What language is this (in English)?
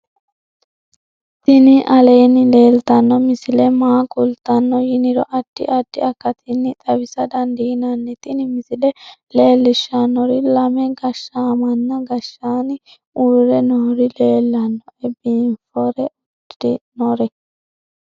Sidamo